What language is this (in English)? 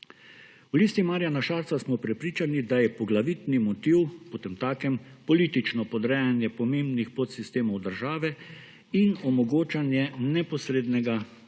Slovenian